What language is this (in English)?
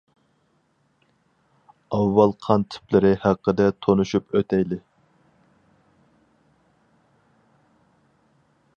Uyghur